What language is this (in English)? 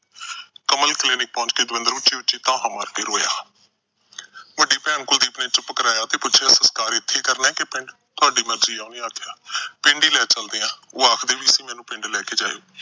Punjabi